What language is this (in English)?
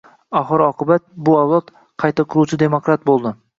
Uzbek